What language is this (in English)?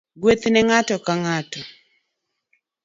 Luo (Kenya and Tanzania)